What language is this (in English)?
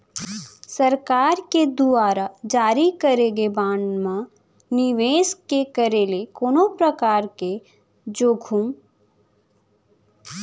Chhattisgarhi